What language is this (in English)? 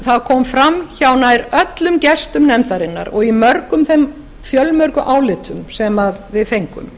Icelandic